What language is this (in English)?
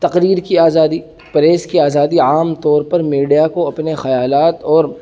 Urdu